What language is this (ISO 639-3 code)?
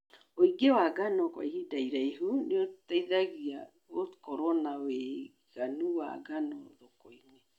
kik